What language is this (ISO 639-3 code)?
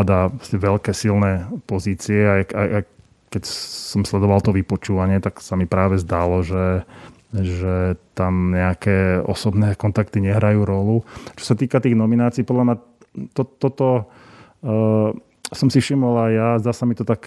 slk